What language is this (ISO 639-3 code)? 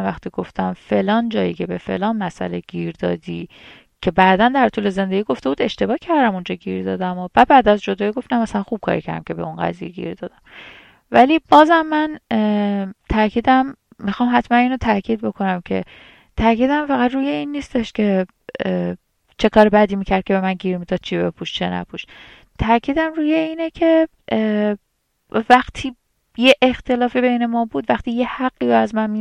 fas